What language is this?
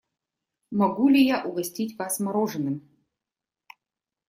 Russian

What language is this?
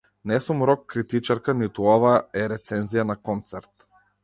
Macedonian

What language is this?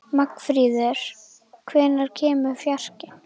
Icelandic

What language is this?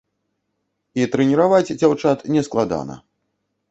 Belarusian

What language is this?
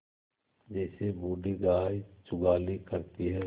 Hindi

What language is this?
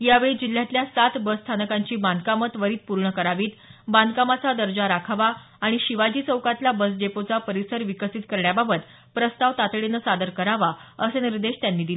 Marathi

